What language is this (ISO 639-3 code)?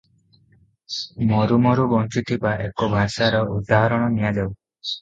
ori